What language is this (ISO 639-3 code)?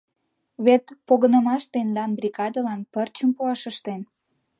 chm